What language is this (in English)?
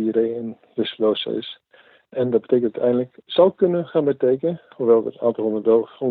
Dutch